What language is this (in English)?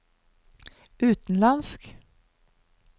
Norwegian